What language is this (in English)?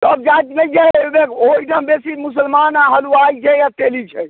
Maithili